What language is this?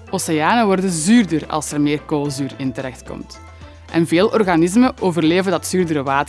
Dutch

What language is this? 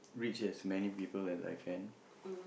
English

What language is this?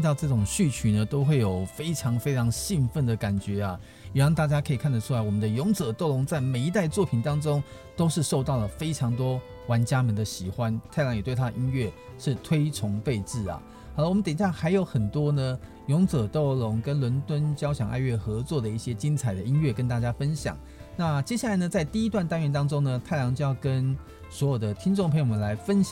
Chinese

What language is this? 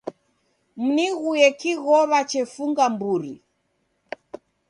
Taita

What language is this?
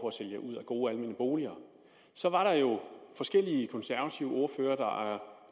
Danish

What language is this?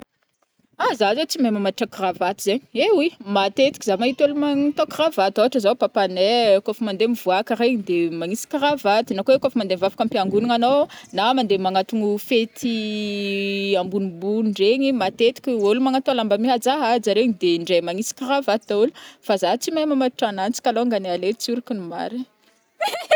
Northern Betsimisaraka Malagasy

